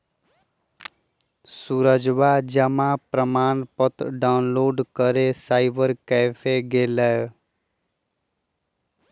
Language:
Magahi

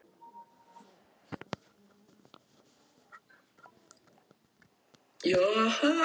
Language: Icelandic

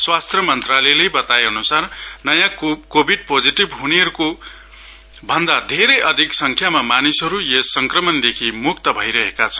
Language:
Nepali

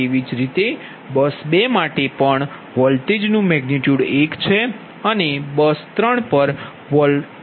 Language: Gujarati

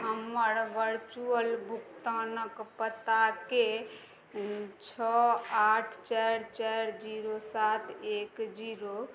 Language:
Maithili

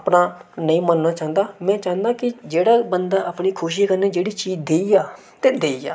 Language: Dogri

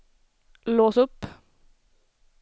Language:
Swedish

